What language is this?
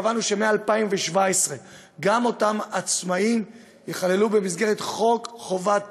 Hebrew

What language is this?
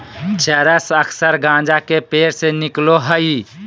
Magahi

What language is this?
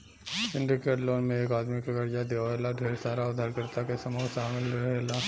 Bhojpuri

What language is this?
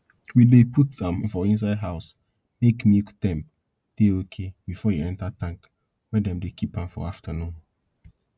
Nigerian Pidgin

